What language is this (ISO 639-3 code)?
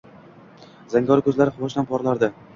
uzb